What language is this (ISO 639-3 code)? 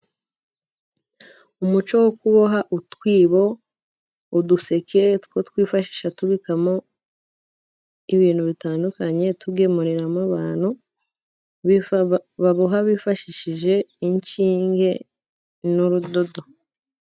kin